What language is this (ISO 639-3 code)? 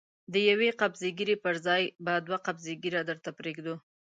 pus